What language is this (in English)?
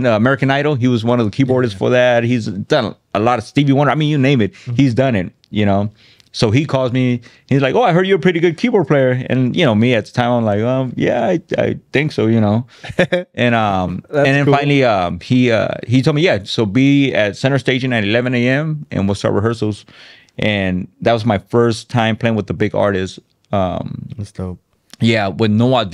English